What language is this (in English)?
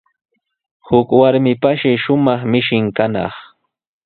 Sihuas Ancash Quechua